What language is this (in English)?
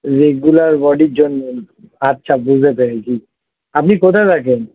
Bangla